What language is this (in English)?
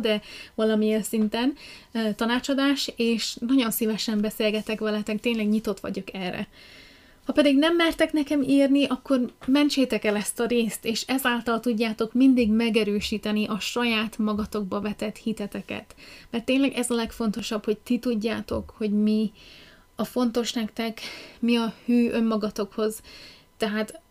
Hungarian